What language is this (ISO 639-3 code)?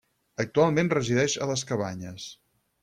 cat